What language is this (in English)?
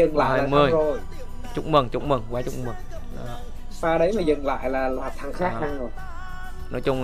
Vietnamese